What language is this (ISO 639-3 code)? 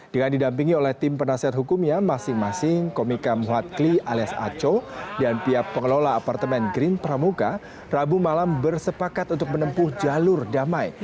ind